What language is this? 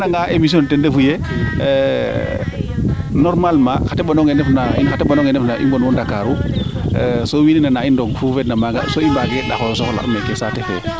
Serer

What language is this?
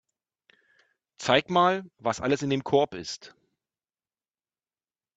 German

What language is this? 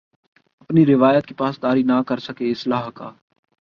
Urdu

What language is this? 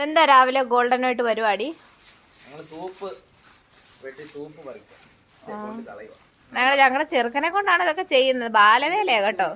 Malayalam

